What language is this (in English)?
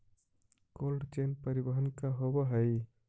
Magahi